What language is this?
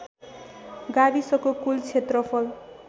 Nepali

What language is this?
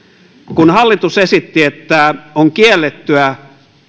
Finnish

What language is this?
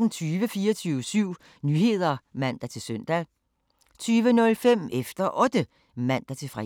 Danish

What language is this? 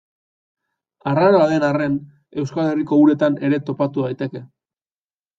Basque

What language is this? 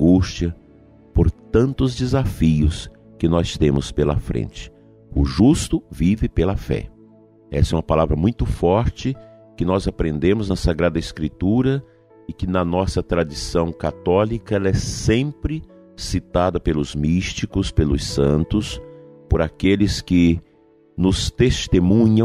Portuguese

